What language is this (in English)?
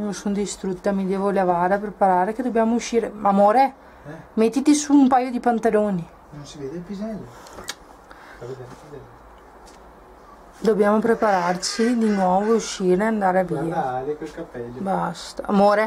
Italian